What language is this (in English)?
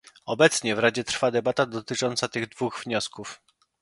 Polish